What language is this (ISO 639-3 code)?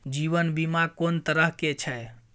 mai